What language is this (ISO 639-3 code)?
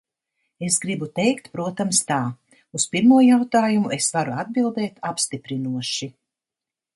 lav